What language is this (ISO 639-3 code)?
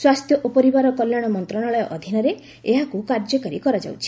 ori